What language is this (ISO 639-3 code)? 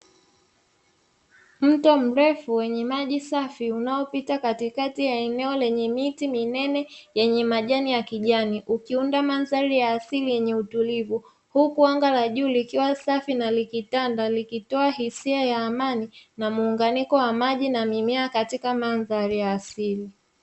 swa